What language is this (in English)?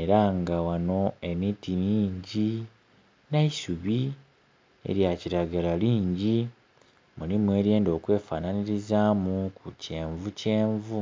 Soga